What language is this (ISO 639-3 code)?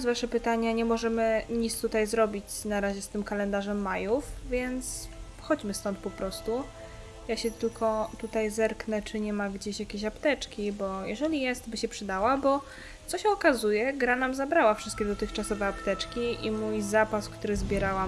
pol